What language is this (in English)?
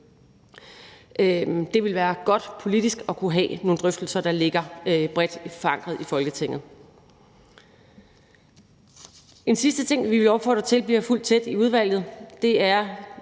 Danish